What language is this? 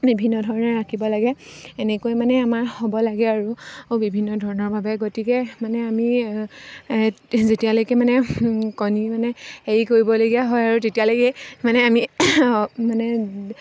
Assamese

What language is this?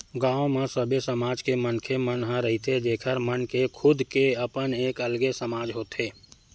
Chhattisgarhi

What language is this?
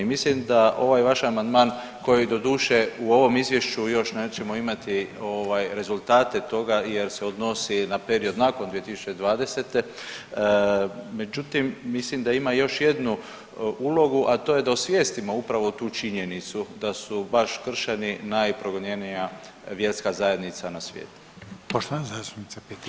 Croatian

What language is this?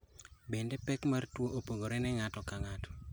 Luo (Kenya and Tanzania)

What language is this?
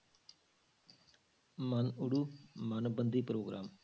Punjabi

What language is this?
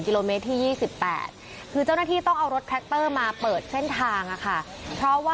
Thai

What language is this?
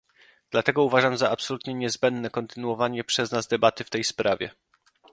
Polish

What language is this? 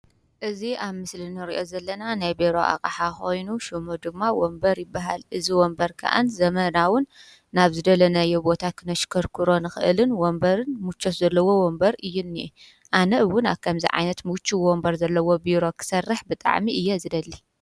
Tigrinya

